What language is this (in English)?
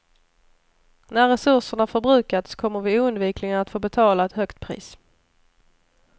Swedish